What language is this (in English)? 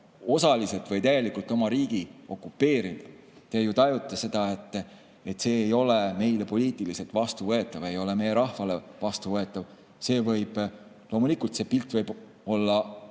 Estonian